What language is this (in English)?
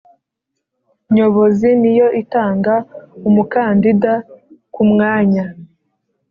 Kinyarwanda